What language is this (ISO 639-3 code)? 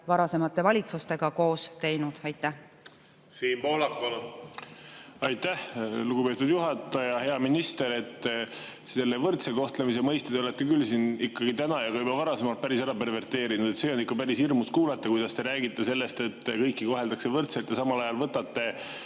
est